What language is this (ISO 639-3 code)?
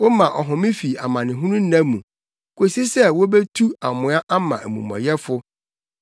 aka